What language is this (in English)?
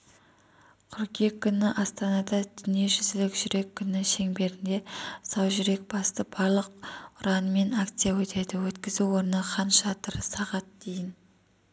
Kazakh